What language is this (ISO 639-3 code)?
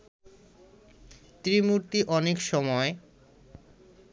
ben